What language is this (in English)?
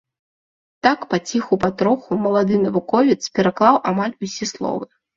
Belarusian